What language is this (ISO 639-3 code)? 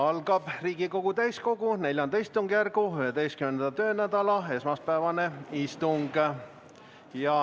est